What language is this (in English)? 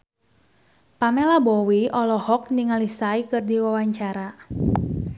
Sundanese